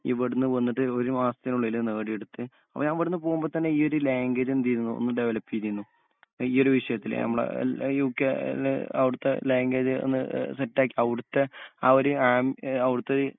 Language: Malayalam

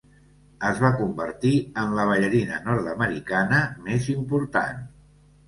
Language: Catalan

